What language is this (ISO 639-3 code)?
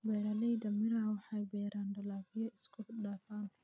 som